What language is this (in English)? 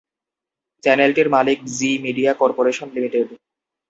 Bangla